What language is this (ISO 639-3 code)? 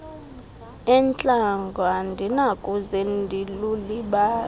xho